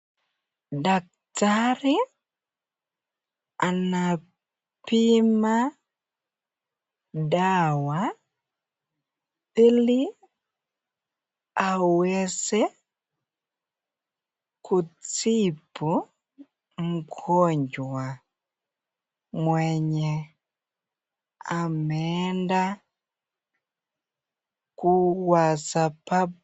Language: Swahili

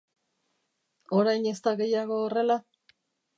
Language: Basque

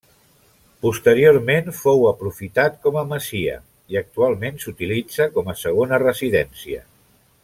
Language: Catalan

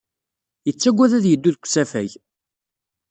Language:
Kabyle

